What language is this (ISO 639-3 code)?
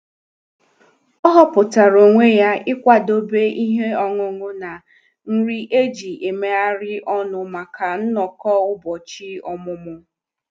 ibo